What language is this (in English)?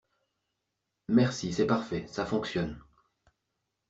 French